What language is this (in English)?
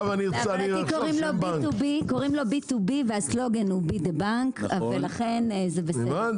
Hebrew